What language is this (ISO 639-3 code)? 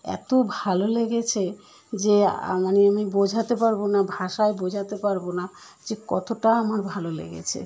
ben